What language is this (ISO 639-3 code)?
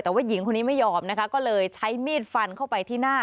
tha